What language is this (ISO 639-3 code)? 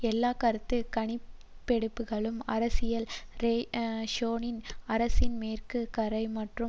tam